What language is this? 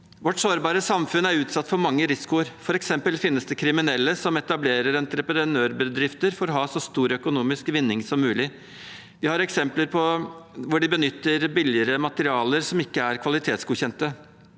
Norwegian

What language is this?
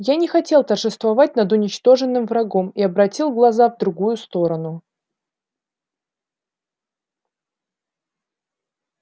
Russian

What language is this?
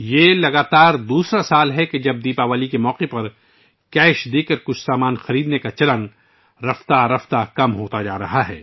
Urdu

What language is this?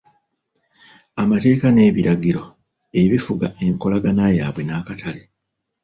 Ganda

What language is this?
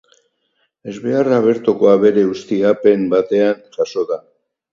Basque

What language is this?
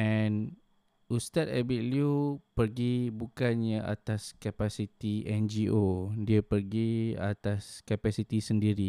Malay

